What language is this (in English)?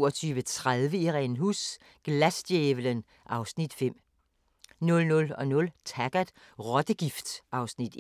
Danish